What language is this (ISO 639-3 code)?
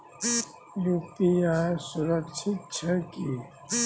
mai